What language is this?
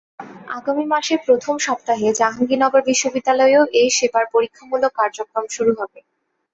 Bangla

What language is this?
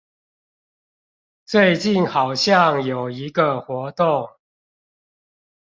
Chinese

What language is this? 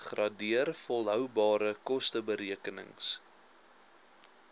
Afrikaans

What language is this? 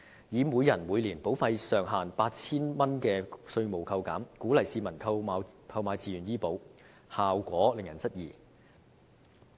Cantonese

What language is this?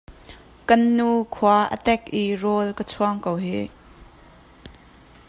Hakha Chin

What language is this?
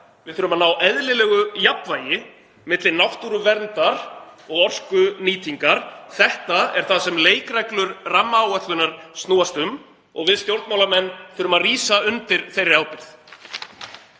Icelandic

